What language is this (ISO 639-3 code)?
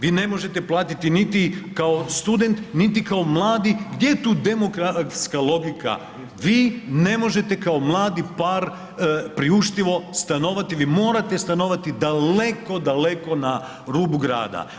hrv